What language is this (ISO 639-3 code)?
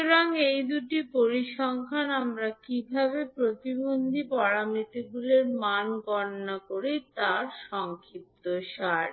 ben